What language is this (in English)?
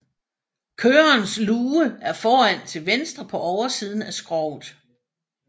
Danish